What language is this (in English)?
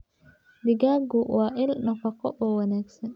Somali